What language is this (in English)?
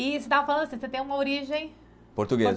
Portuguese